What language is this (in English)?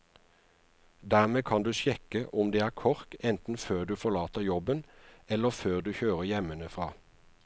Norwegian